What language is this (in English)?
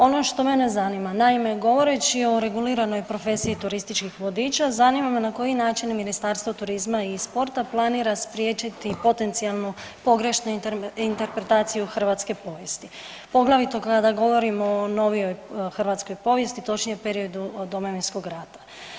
Croatian